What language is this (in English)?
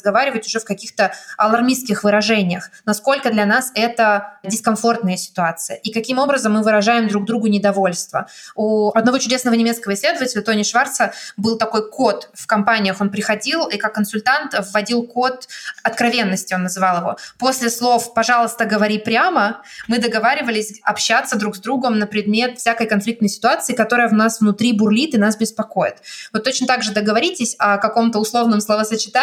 Russian